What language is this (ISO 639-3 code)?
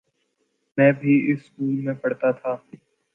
urd